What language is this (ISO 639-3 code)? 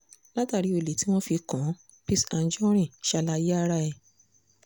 yor